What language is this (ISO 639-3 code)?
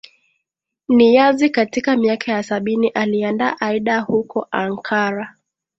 swa